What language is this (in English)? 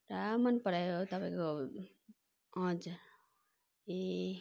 Nepali